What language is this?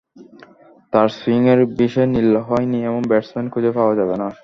Bangla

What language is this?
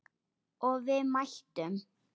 Icelandic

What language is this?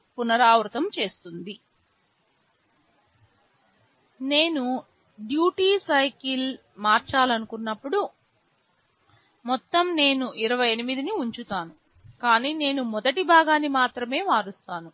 Telugu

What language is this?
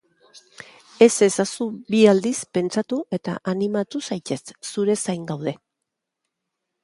Basque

